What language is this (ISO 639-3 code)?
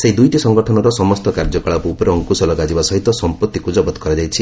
ori